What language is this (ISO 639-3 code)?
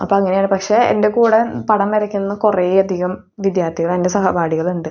mal